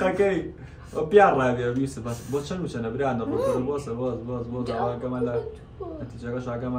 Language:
Arabic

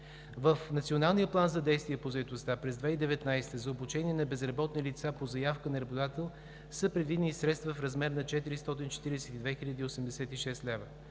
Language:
Bulgarian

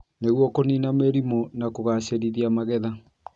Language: Kikuyu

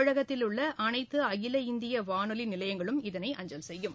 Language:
Tamil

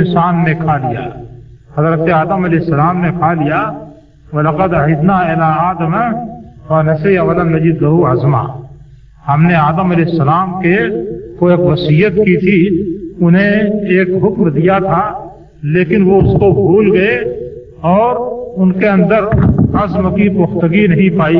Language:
Urdu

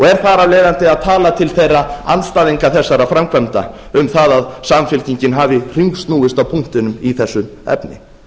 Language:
Icelandic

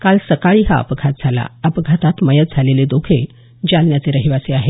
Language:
Marathi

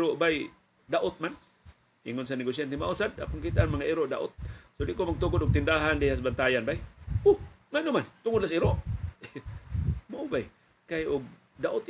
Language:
Filipino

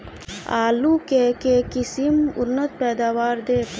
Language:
Maithili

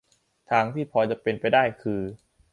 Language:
Thai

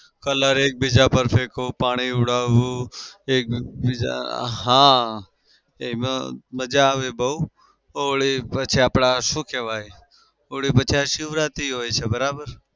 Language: Gujarati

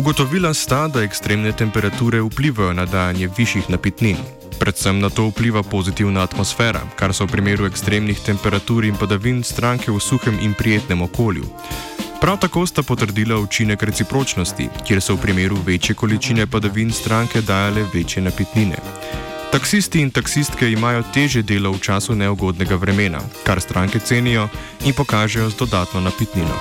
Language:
Croatian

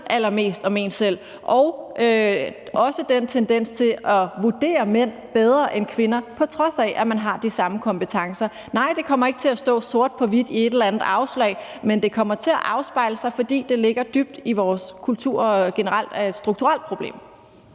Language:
Danish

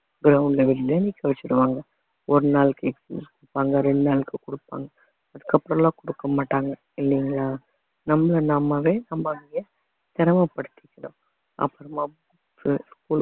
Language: Tamil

